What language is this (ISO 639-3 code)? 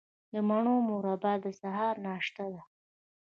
pus